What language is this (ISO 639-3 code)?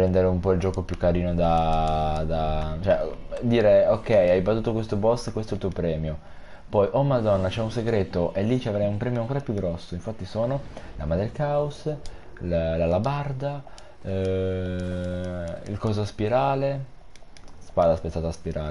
ita